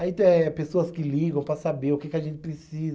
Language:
Portuguese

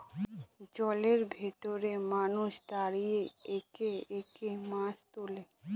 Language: Bangla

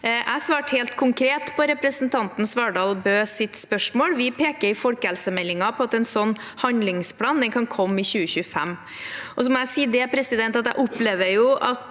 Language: Norwegian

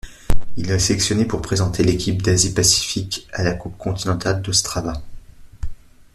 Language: French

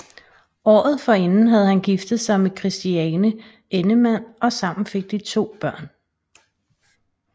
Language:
Danish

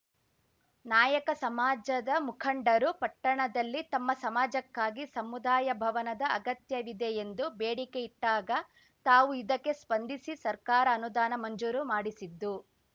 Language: Kannada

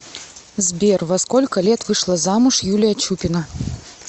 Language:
Russian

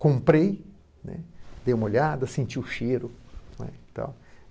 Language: Portuguese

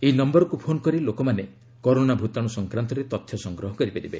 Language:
Odia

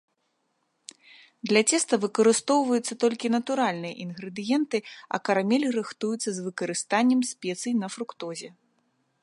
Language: Belarusian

